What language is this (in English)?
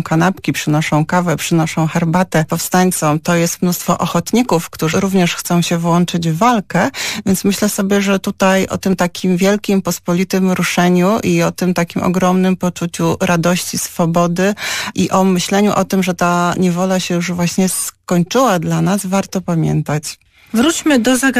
Polish